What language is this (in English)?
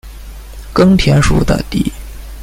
Chinese